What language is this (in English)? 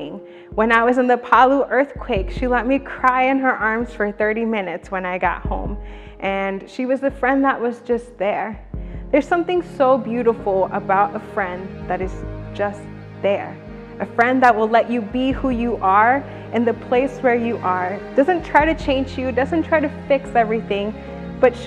English